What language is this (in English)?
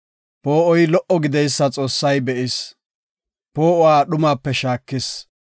Gofa